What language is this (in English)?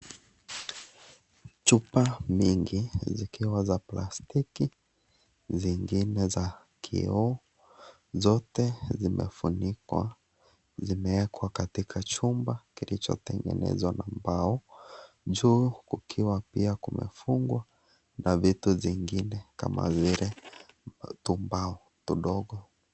Swahili